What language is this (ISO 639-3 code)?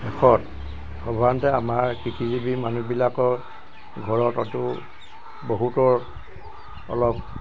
asm